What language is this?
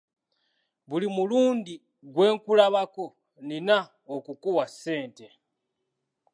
Ganda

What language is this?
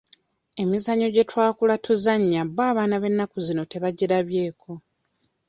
Ganda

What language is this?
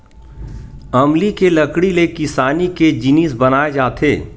Chhattisgarhi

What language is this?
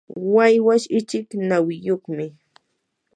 Yanahuanca Pasco Quechua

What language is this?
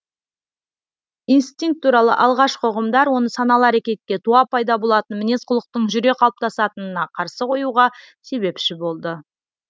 Kazakh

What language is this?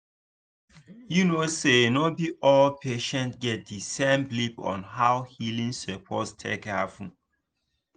Nigerian Pidgin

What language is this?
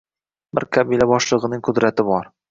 Uzbek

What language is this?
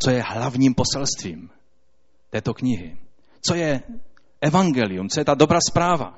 Czech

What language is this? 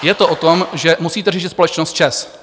Czech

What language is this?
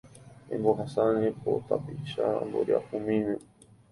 Guarani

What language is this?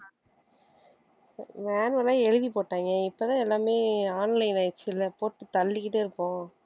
Tamil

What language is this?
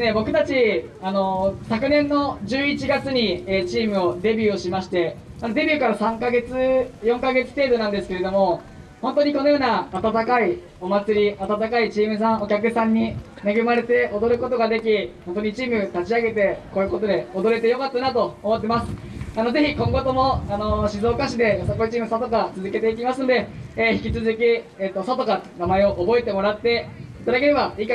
Japanese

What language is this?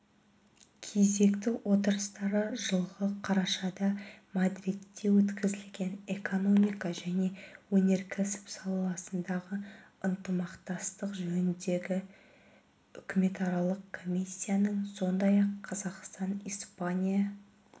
Kazakh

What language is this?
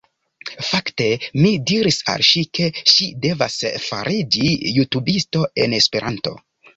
Esperanto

